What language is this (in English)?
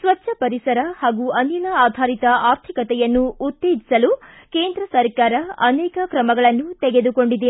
Kannada